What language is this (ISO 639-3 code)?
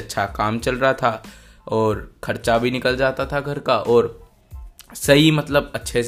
hin